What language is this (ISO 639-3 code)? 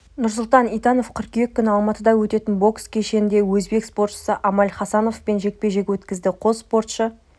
kaz